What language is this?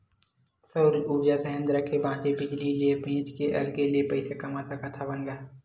Chhattisgarhi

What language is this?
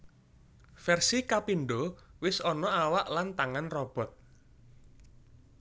Javanese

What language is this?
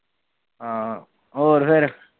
Punjabi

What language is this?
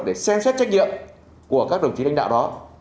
Vietnamese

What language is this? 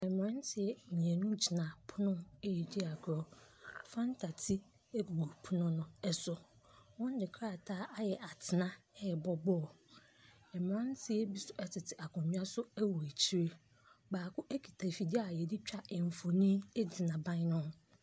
Akan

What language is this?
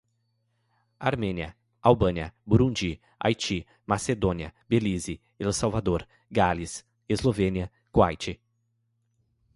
Portuguese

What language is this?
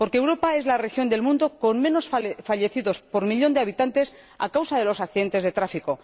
Spanish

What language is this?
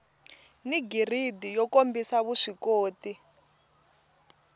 Tsonga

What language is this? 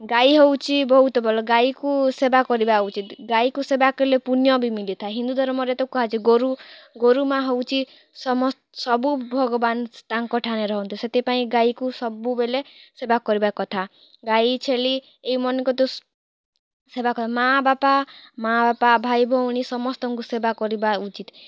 Odia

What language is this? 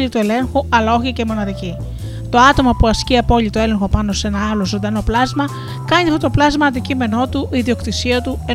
Greek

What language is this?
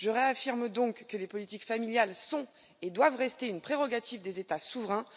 French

